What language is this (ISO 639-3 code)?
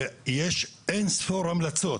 heb